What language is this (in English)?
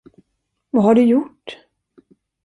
Swedish